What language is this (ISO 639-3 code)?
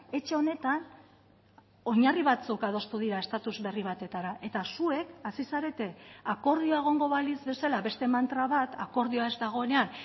eus